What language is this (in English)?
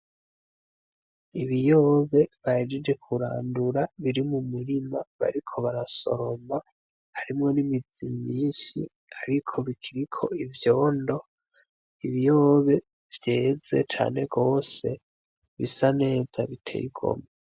Rundi